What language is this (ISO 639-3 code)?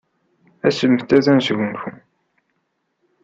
kab